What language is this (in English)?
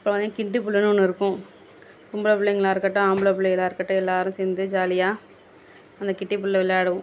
Tamil